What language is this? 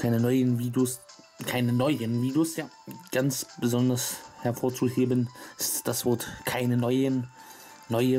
German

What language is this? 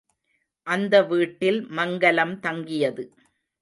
Tamil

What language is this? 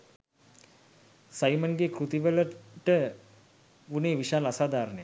Sinhala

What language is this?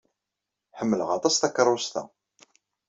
Kabyle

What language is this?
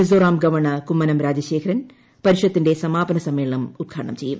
Malayalam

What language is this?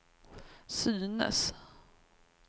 Swedish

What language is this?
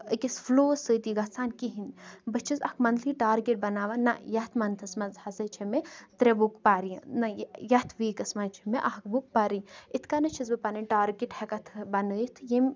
Kashmiri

